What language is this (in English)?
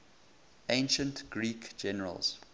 English